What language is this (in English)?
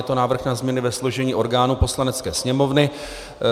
Czech